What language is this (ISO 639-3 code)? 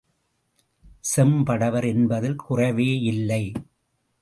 tam